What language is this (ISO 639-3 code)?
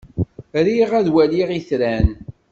kab